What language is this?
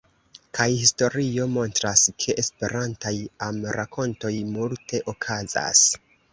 Esperanto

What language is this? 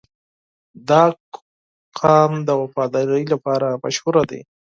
Pashto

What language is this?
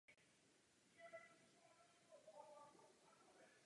Czech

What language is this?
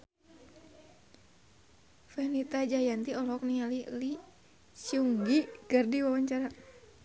Sundanese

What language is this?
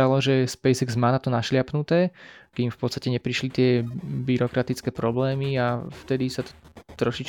Slovak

